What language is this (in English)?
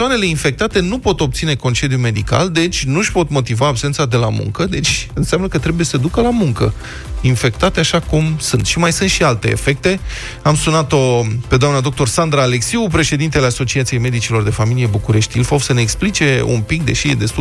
Romanian